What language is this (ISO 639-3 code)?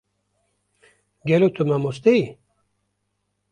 kur